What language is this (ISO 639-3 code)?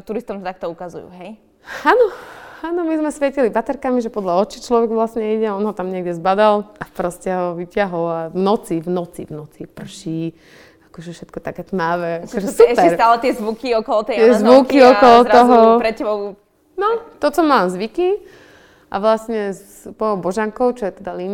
slk